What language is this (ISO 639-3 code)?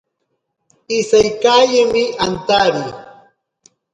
prq